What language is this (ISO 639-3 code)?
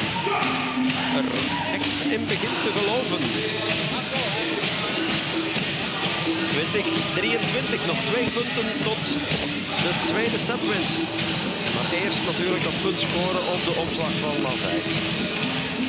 nld